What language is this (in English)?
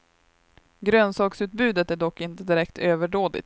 Swedish